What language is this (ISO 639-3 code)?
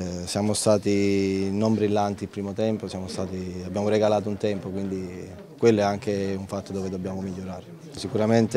ita